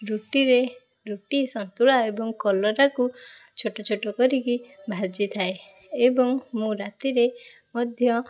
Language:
Odia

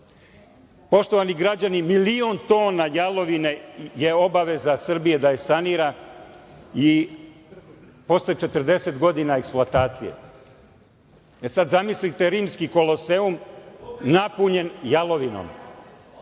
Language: Serbian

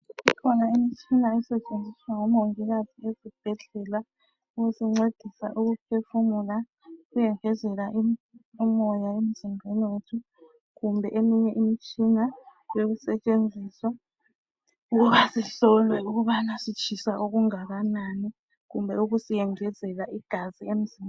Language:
North Ndebele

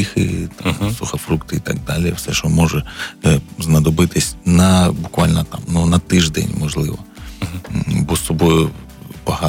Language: Ukrainian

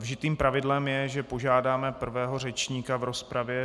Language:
Czech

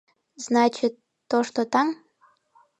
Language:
Mari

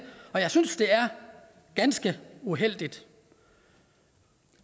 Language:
Danish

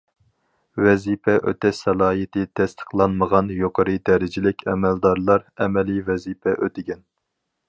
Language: Uyghur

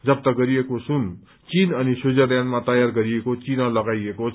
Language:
Nepali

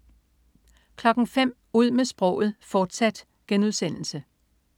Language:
Danish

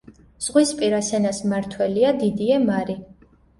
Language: Georgian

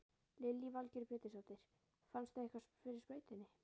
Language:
Icelandic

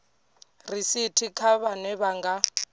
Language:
Venda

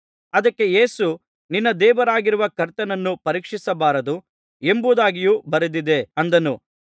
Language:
Kannada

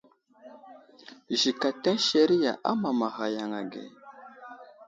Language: Wuzlam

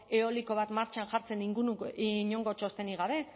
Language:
Basque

